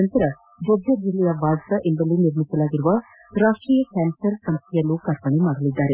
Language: Kannada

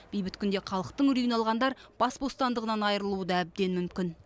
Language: Kazakh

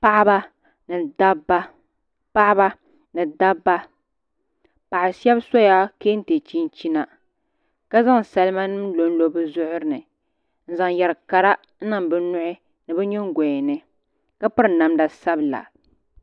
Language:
Dagbani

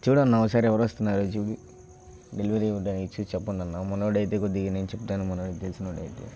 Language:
Telugu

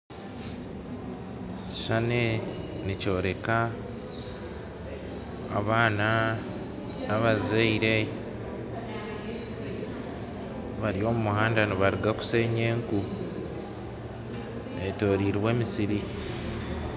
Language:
Nyankole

